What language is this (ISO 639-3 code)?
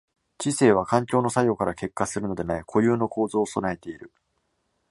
jpn